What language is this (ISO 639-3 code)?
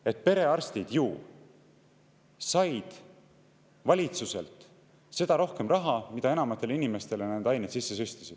est